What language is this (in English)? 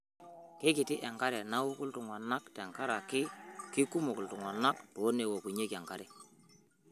Masai